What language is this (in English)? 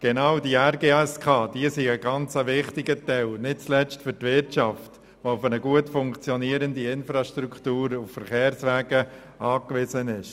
Swiss German